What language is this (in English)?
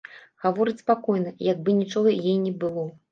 Belarusian